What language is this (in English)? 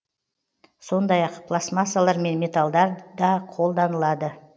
Kazakh